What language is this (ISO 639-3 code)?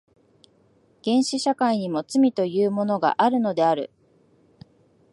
jpn